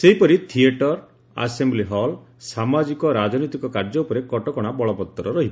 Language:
Odia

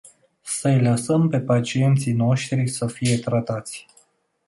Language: Romanian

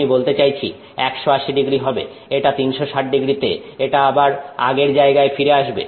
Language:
Bangla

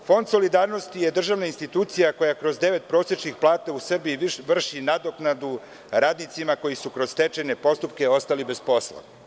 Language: Serbian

